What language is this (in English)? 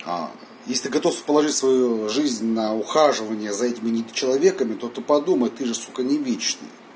Russian